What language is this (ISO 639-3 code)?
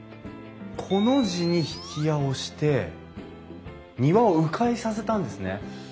jpn